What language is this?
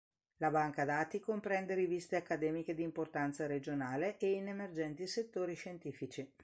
Italian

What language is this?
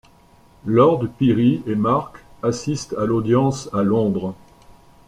French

